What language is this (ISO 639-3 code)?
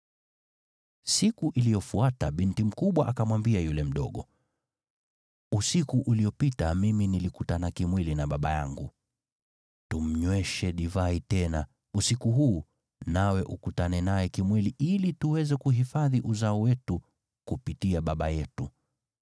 swa